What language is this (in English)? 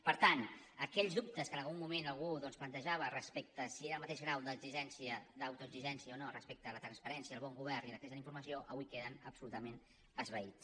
Catalan